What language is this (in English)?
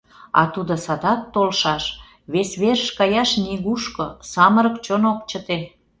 Mari